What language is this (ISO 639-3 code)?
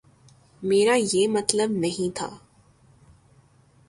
urd